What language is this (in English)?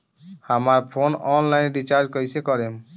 Bhojpuri